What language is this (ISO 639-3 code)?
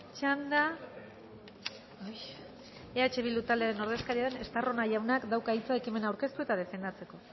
eus